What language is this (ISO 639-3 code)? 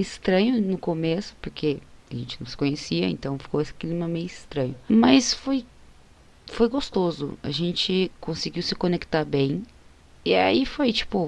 por